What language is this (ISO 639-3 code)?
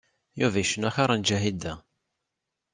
kab